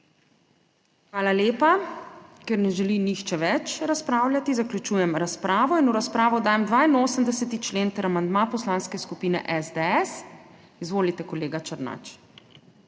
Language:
Slovenian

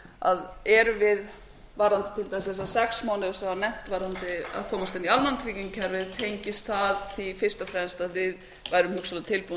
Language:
Icelandic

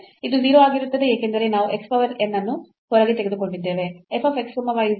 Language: Kannada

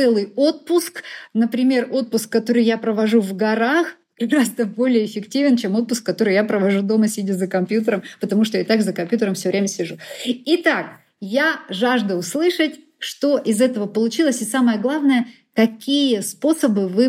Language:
Russian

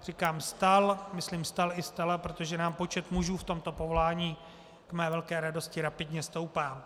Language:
Czech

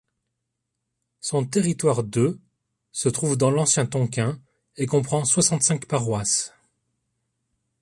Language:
French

